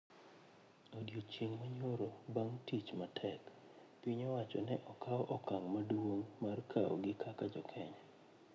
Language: Luo (Kenya and Tanzania)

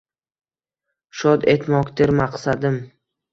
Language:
Uzbek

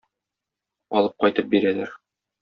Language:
Tatar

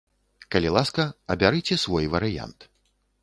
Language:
Belarusian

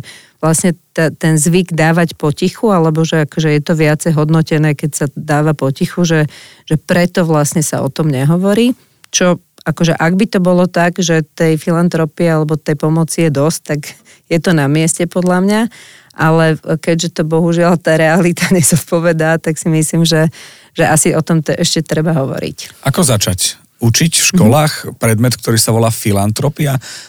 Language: Slovak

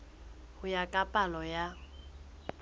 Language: Southern Sotho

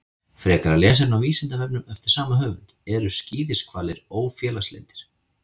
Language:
Icelandic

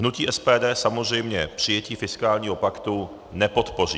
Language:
Czech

